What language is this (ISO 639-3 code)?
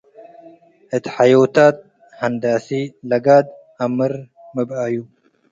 tig